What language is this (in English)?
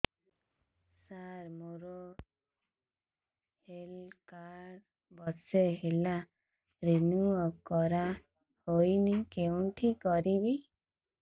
Odia